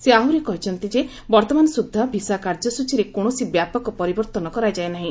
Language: Odia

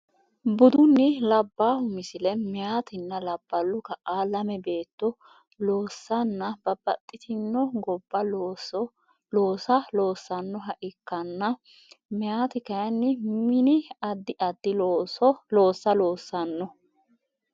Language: Sidamo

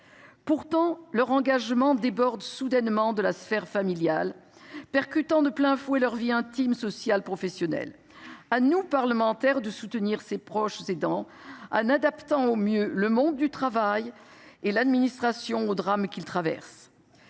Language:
French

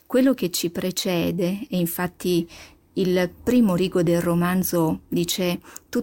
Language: Italian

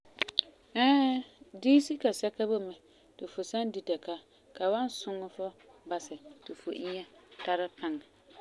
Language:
Frafra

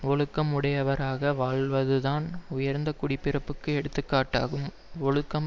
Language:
Tamil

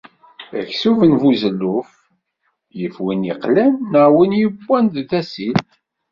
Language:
Kabyle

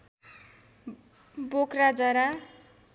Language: Nepali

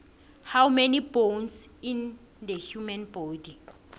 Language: South Ndebele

